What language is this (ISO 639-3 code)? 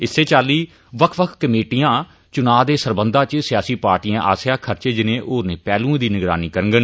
doi